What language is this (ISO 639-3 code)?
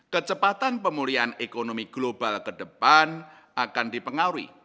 ind